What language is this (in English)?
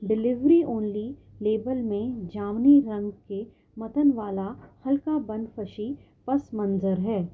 Urdu